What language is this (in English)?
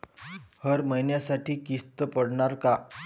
Marathi